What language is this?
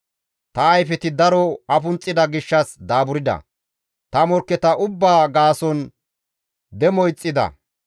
Gamo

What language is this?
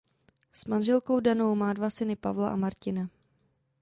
Czech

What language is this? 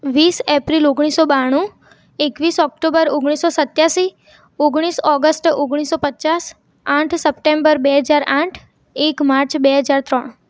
Gujarati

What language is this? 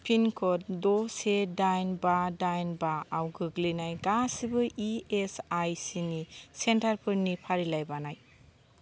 Bodo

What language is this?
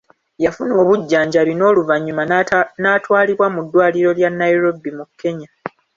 Ganda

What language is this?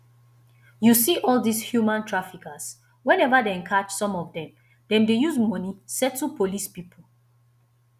Nigerian Pidgin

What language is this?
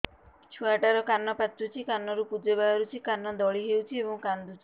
Odia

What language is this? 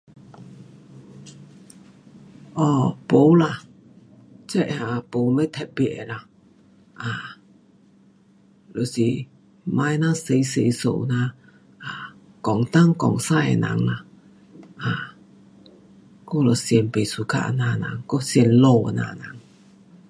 Pu-Xian Chinese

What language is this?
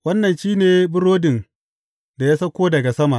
Hausa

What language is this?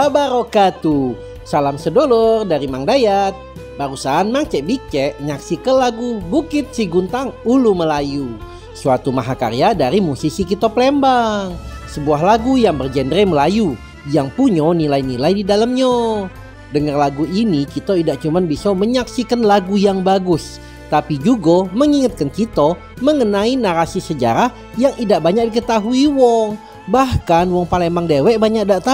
Indonesian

